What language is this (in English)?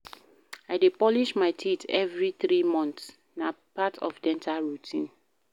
Nigerian Pidgin